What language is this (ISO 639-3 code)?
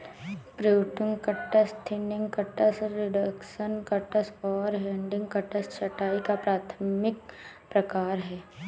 hin